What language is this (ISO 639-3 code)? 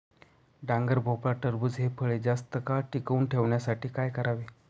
mar